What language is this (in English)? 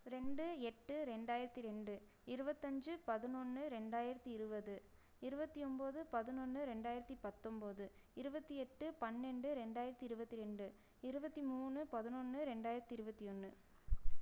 Tamil